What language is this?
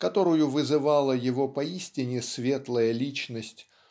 Russian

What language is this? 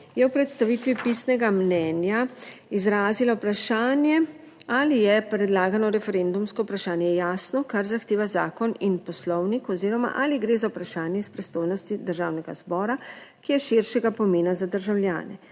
Slovenian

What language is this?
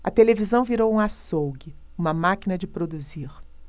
Portuguese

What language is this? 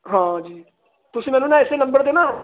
Punjabi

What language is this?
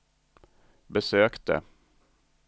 Swedish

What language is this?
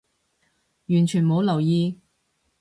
Cantonese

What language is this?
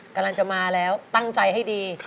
Thai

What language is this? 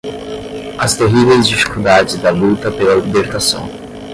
Portuguese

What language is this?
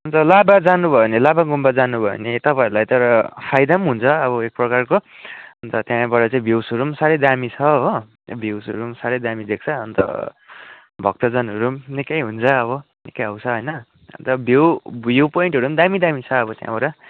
Nepali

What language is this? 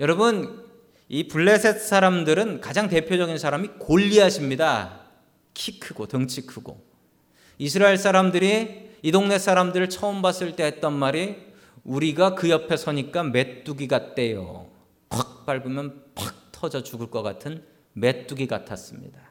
Korean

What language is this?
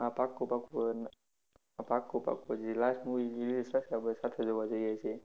Gujarati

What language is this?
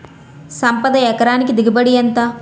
Telugu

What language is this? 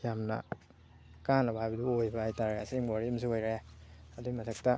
Manipuri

